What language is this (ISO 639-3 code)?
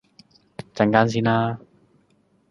yue